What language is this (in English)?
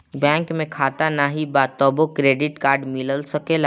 Bhojpuri